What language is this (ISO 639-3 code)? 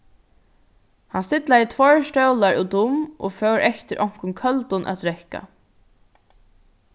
fao